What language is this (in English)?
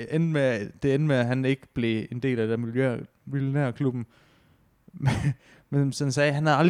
Danish